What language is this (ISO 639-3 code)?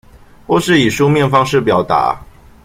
zho